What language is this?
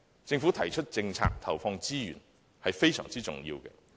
Cantonese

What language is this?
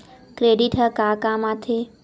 Chhattisgarhi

